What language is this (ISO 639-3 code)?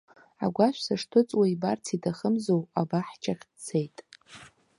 abk